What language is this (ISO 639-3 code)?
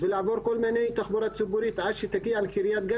heb